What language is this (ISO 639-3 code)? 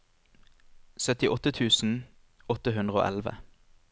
nor